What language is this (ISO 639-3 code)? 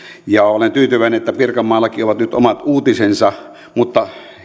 fin